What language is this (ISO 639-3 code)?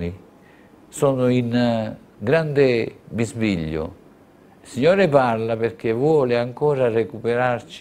ita